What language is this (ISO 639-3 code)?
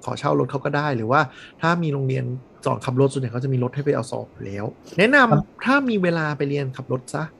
tha